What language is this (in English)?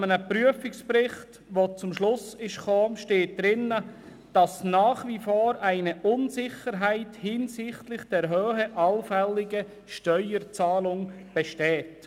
Swiss German